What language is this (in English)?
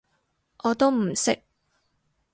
Cantonese